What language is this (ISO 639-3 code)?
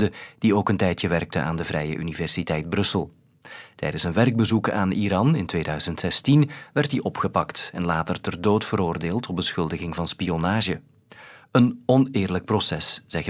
nld